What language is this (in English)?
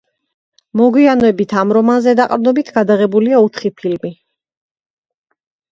Georgian